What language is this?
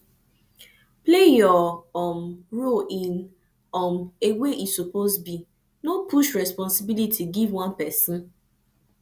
Nigerian Pidgin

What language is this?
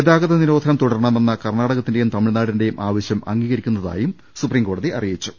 Malayalam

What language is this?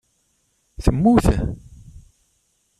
Kabyle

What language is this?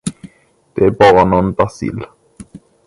Swedish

